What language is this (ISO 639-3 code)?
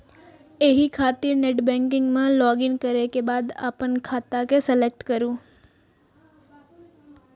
mai